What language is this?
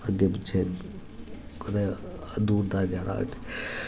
Dogri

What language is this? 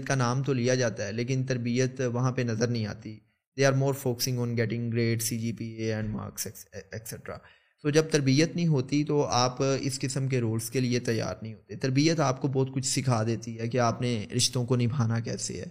Urdu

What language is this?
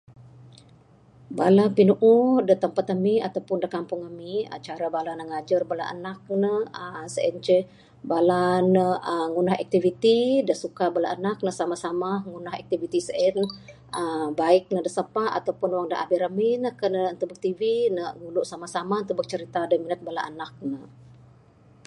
Bukar-Sadung Bidayuh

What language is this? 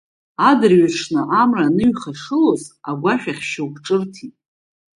Abkhazian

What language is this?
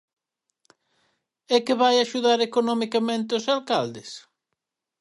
Galician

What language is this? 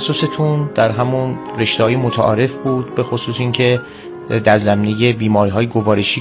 Persian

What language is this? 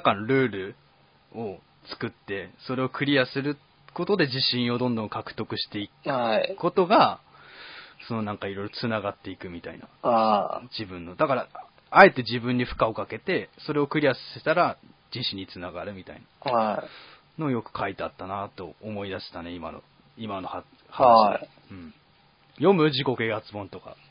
Japanese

